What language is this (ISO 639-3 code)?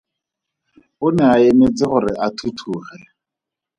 tsn